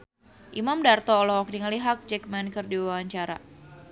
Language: Sundanese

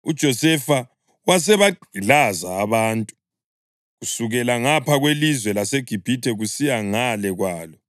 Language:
North Ndebele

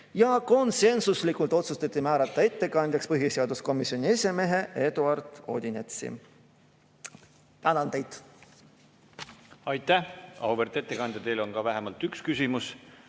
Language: Estonian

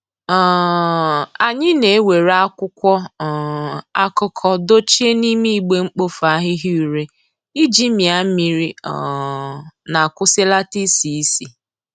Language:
Igbo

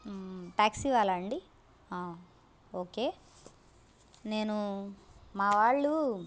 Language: Telugu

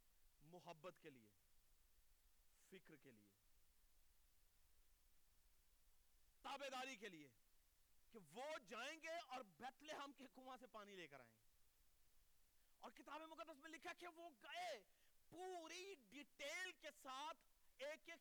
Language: Urdu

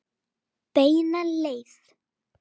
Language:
Icelandic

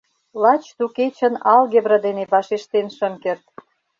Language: Mari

